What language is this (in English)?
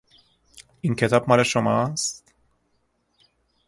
Persian